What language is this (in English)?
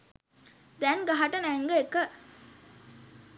Sinhala